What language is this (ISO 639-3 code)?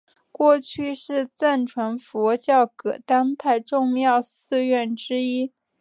zho